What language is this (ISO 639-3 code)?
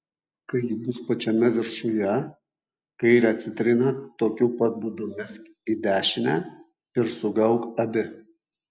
lit